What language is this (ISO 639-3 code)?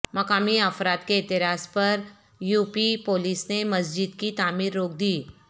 urd